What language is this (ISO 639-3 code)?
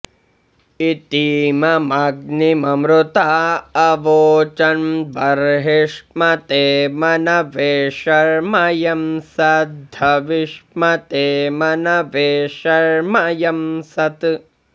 san